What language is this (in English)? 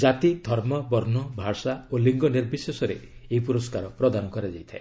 Odia